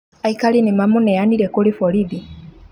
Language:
Kikuyu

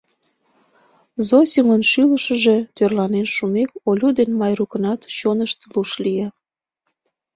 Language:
Mari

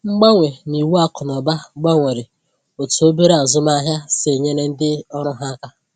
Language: Igbo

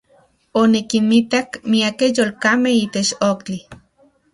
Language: Central Puebla Nahuatl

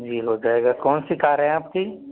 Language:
Hindi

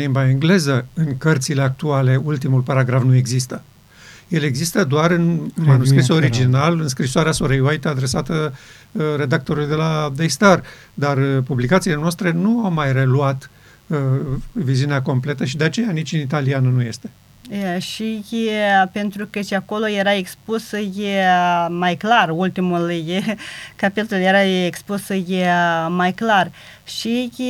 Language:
Romanian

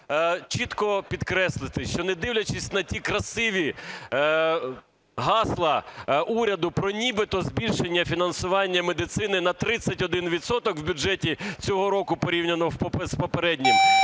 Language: Ukrainian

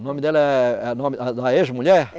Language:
Portuguese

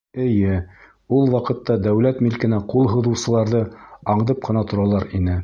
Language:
Bashkir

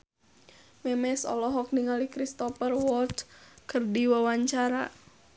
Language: Sundanese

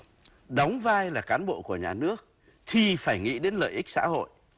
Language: Vietnamese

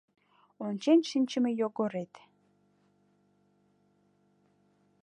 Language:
Mari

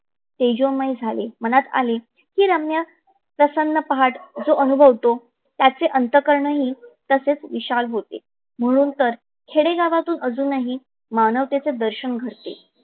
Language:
Marathi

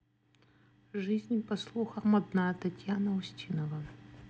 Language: Russian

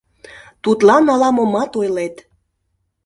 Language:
Mari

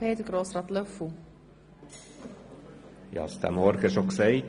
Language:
Swiss German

